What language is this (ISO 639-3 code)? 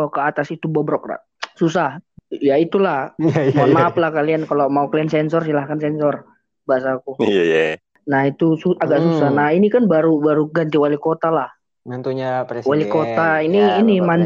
ind